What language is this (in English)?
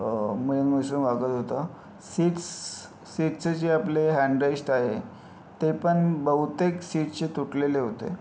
Marathi